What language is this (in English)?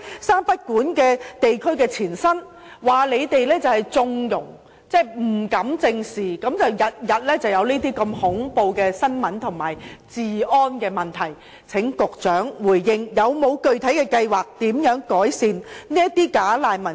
Cantonese